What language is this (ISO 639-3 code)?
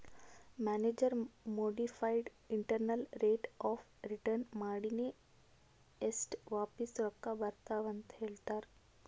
kan